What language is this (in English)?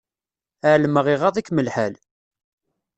Kabyle